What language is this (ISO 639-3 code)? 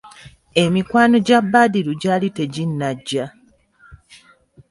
lug